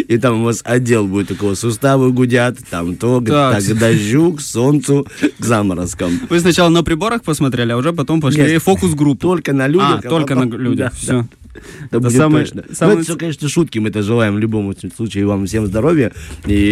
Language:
Russian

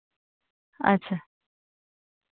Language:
Dogri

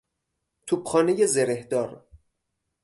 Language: Persian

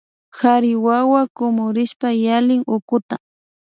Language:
Imbabura Highland Quichua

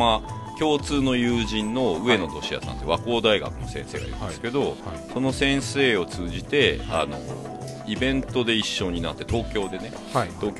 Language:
Japanese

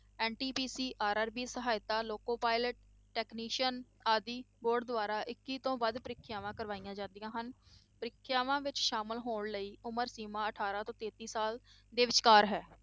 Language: Punjabi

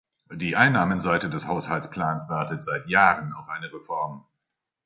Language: German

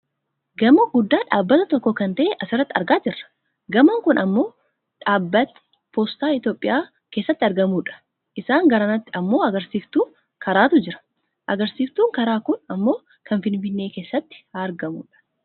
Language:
Oromo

